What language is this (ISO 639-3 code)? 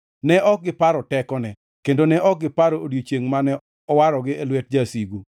luo